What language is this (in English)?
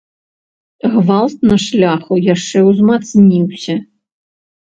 Belarusian